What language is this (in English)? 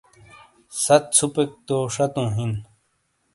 Shina